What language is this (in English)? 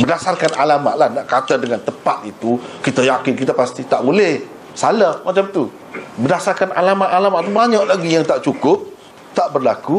Malay